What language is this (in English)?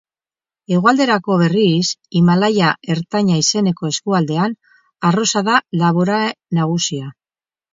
Basque